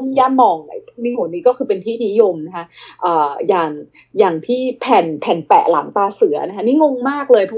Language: Thai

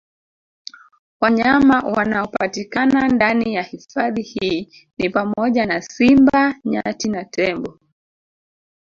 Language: Swahili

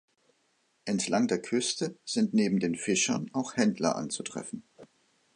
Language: German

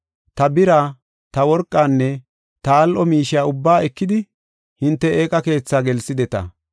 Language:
Gofa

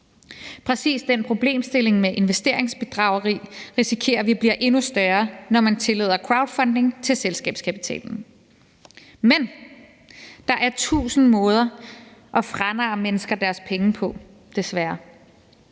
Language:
Danish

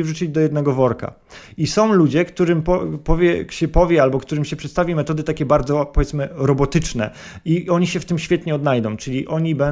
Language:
Polish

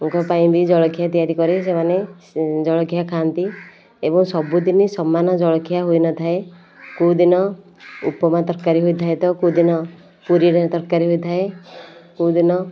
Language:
Odia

